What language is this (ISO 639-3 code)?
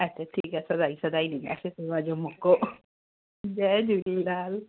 snd